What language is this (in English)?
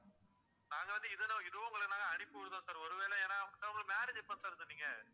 Tamil